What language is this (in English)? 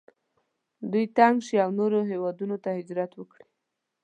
Pashto